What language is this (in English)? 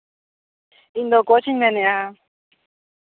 Santali